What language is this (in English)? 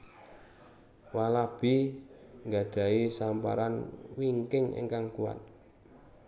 Javanese